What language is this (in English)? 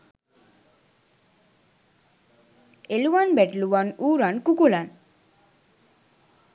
Sinhala